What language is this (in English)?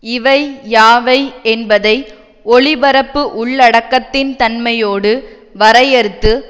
Tamil